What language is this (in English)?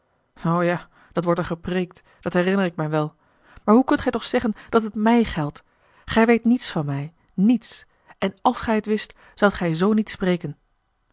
Dutch